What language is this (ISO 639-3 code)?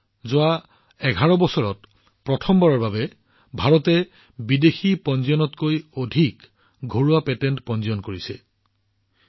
asm